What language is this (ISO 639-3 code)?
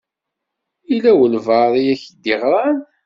kab